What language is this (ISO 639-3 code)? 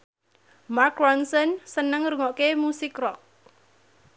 jav